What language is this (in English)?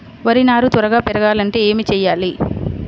Telugu